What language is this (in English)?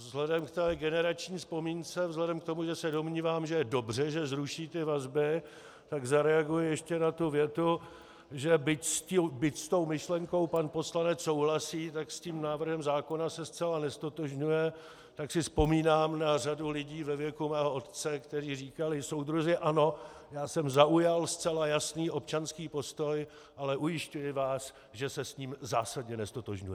Czech